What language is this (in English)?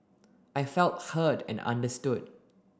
English